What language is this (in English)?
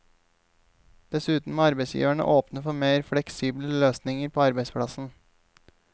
Norwegian